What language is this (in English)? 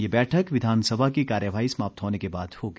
Hindi